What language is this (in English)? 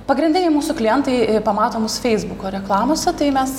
Lithuanian